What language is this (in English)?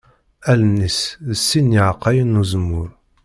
Kabyle